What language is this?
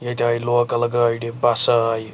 Kashmiri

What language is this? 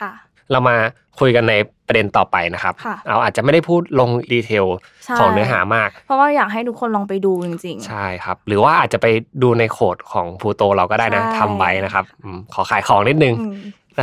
Thai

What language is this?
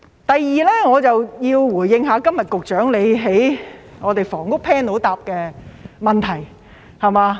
Cantonese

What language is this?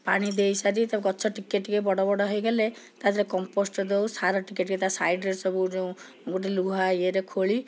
Odia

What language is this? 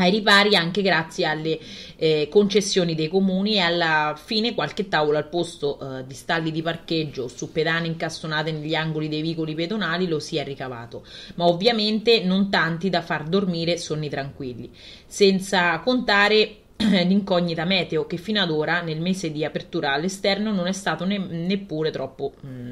Italian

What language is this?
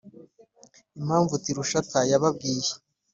Kinyarwanda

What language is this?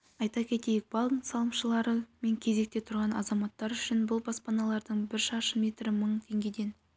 Kazakh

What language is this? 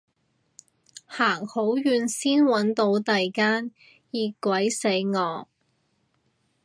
Cantonese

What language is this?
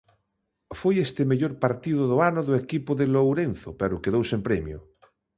Galician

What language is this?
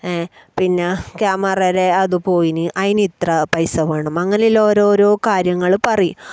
Malayalam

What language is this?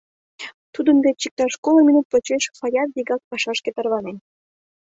Mari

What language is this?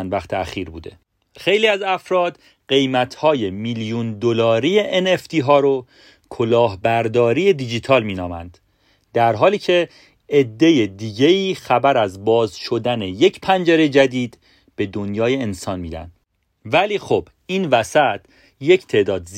Persian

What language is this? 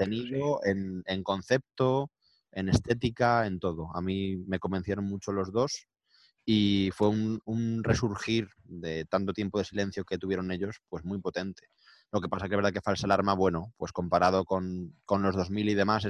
Spanish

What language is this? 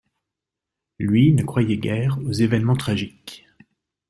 French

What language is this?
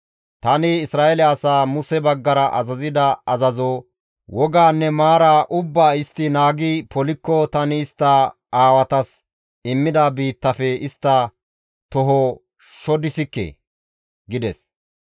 Gamo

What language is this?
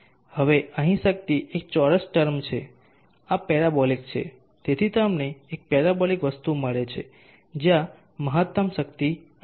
Gujarati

